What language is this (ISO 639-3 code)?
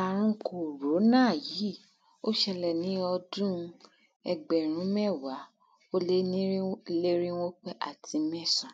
yor